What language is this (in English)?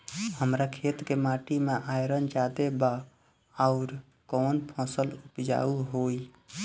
Bhojpuri